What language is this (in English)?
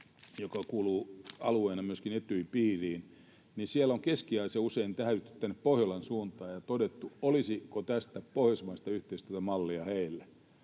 Finnish